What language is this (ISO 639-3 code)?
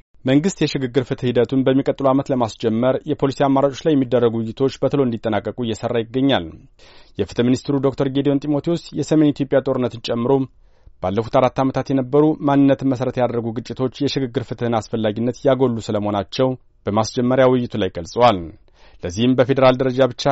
amh